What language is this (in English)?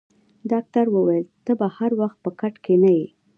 Pashto